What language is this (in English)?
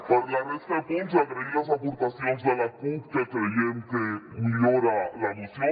Catalan